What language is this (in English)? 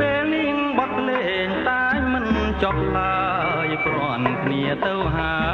Thai